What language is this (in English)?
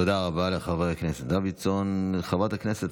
Hebrew